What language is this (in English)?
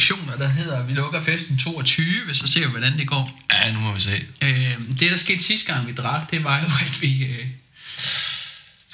Danish